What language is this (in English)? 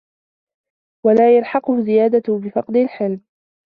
Arabic